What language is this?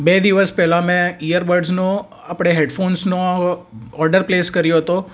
Gujarati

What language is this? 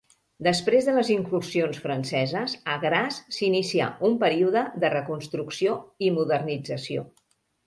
Catalan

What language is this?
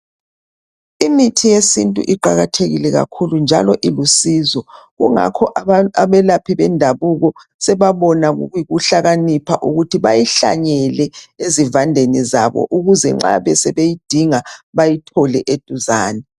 North Ndebele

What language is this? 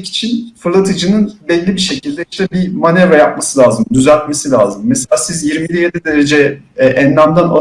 Turkish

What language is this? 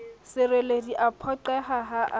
Southern Sotho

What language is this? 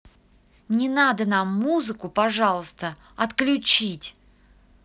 Russian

